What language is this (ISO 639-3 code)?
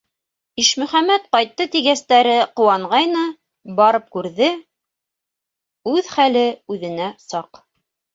bak